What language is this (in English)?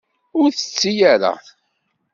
Kabyle